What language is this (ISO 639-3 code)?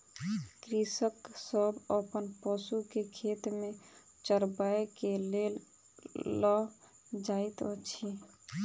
mai